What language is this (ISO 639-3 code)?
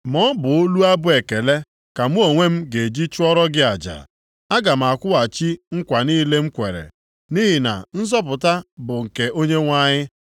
ibo